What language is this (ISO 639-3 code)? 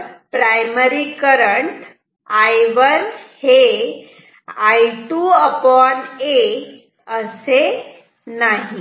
mar